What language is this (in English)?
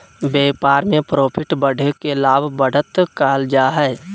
Magahi